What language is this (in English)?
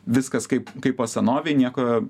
Lithuanian